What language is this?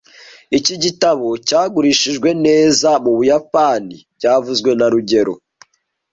Kinyarwanda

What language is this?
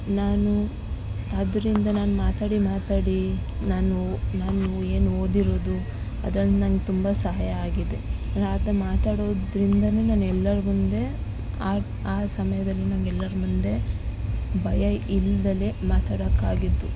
Kannada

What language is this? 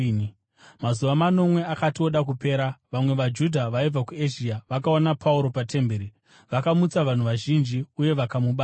Shona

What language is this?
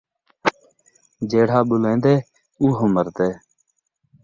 Saraiki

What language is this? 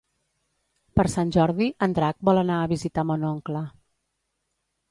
Catalan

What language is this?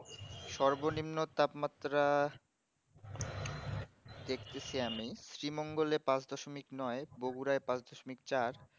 Bangla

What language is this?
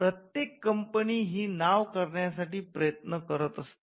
Marathi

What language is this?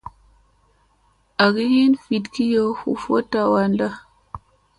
Musey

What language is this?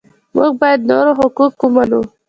Pashto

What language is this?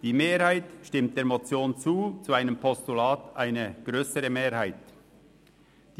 Swiss German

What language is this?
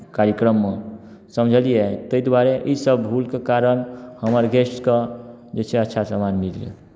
Maithili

